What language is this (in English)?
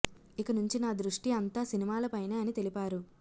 Telugu